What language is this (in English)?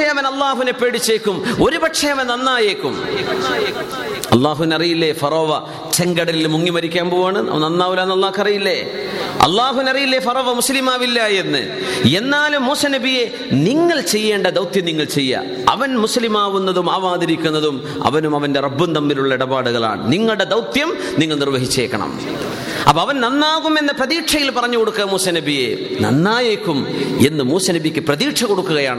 Malayalam